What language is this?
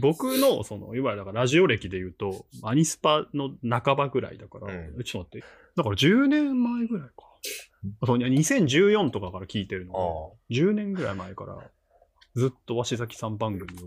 Japanese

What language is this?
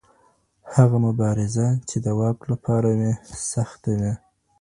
Pashto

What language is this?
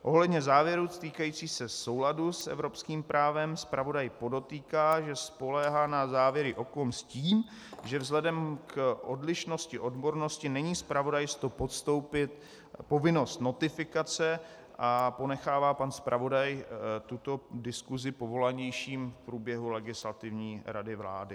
Czech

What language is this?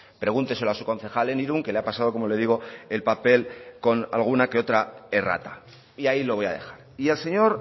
Spanish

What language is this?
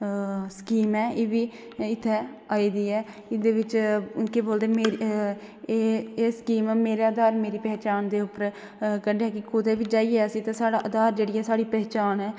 Dogri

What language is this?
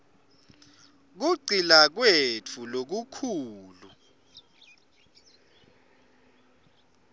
Swati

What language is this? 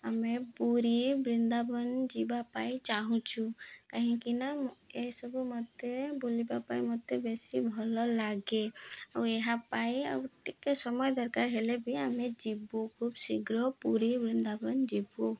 Odia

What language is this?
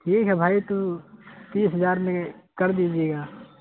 Urdu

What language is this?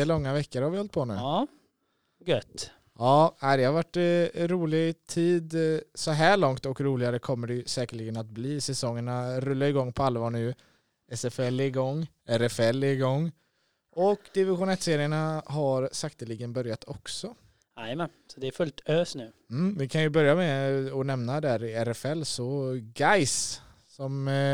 Swedish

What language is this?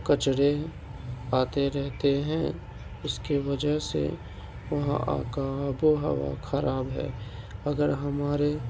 Urdu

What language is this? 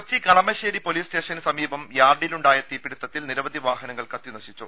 Malayalam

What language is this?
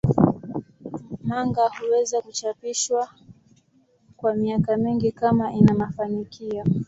Swahili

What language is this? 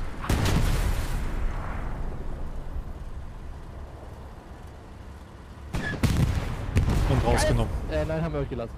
German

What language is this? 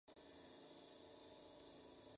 Spanish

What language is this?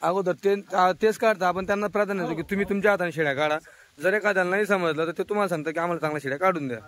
Marathi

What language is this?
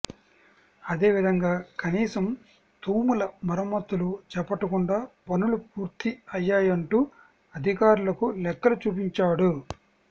Telugu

